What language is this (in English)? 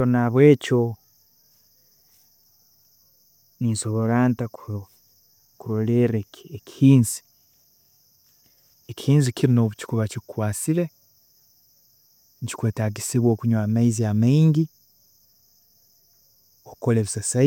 Tooro